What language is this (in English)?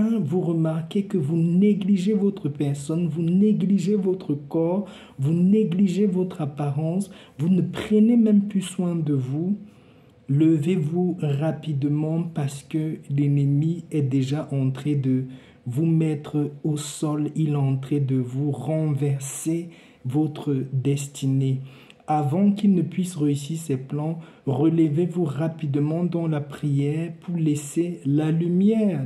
French